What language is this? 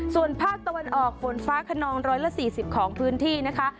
Thai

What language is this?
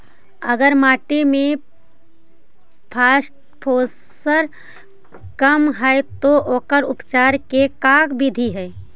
Magahi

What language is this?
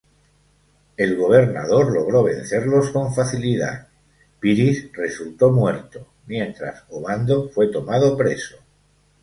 Spanish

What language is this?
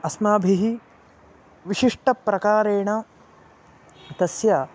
Sanskrit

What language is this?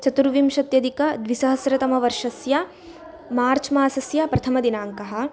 Sanskrit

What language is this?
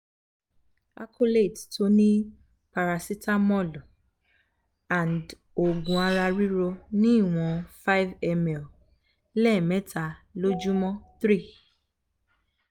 Yoruba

